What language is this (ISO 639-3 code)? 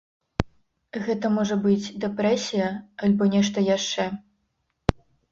bel